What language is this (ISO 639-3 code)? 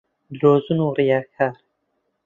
ckb